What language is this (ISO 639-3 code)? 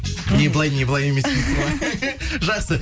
kaz